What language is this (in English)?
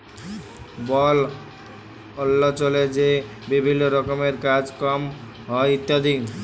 Bangla